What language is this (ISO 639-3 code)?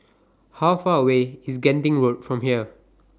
eng